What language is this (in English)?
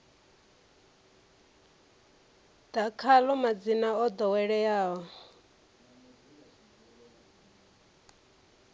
Venda